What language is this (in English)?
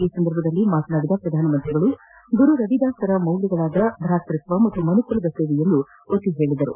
Kannada